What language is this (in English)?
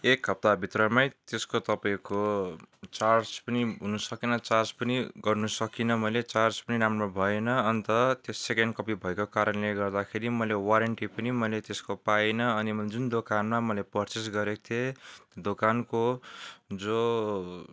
Nepali